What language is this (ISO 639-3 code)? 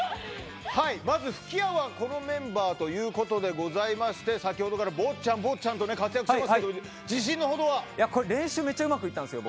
jpn